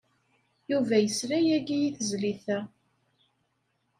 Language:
Kabyle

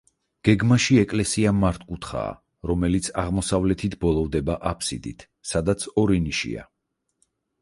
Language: Georgian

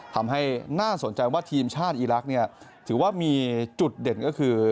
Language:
Thai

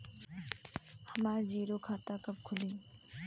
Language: Bhojpuri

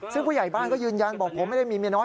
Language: Thai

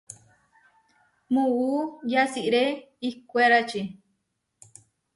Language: Huarijio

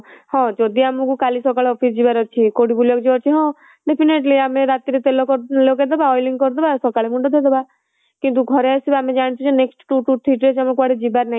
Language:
Odia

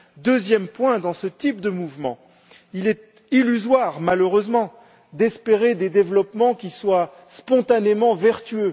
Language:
French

